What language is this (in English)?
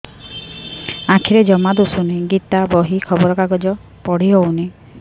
Odia